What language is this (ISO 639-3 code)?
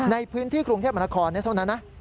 tha